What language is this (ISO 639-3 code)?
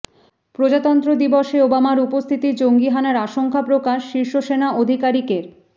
ben